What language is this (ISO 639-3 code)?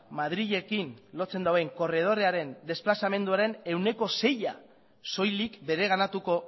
eus